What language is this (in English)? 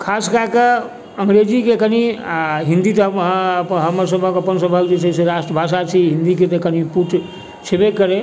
Maithili